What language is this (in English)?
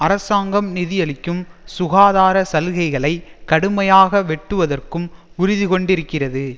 Tamil